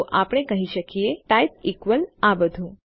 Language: Gujarati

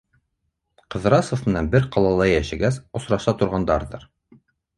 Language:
Bashkir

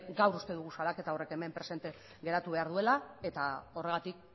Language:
Basque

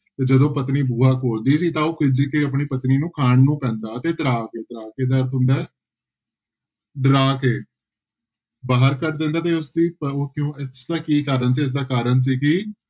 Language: Punjabi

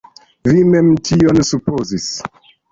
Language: Esperanto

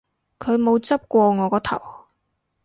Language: Cantonese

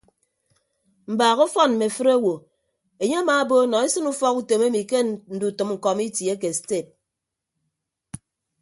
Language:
Ibibio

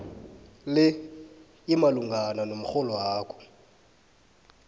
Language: South Ndebele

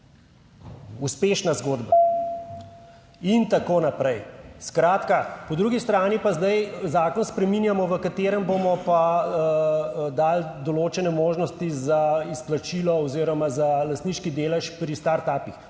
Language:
Slovenian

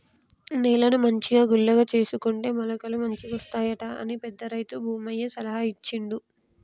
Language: Telugu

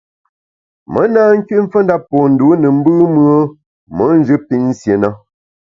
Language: Bamun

